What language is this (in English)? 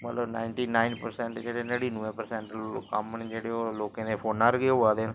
Dogri